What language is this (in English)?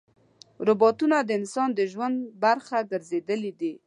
Pashto